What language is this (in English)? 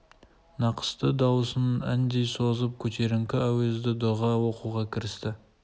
Kazakh